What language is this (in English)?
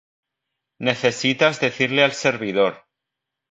Spanish